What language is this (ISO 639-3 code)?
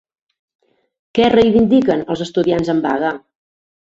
cat